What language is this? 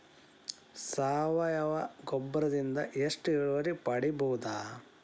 Kannada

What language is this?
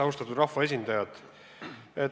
Estonian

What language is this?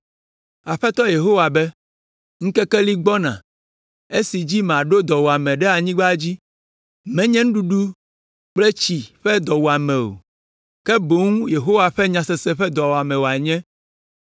Ewe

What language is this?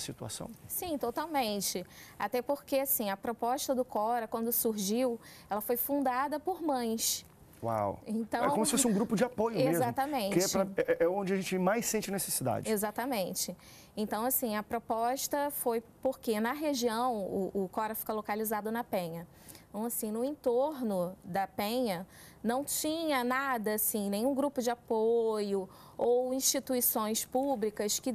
Portuguese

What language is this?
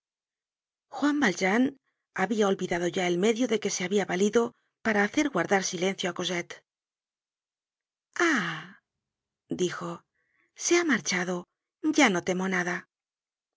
Spanish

